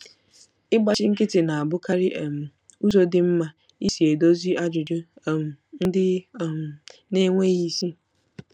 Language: Igbo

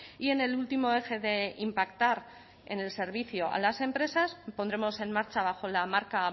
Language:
Spanish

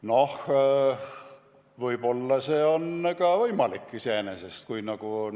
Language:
Estonian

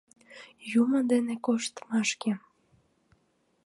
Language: Mari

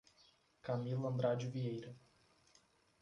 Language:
Portuguese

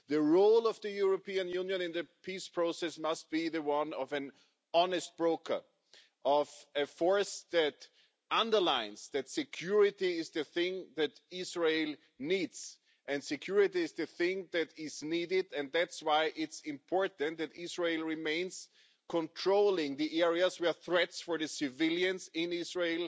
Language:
English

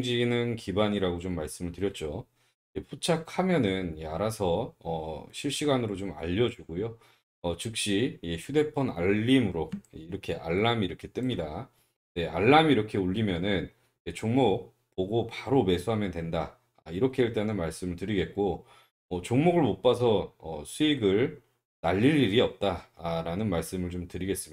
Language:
Korean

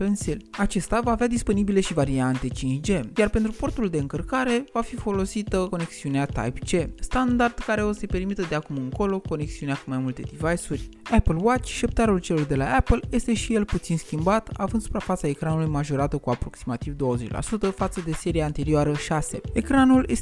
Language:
Romanian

